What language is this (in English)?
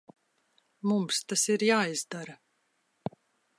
Latvian